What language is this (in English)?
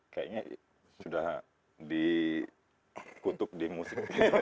Indonesian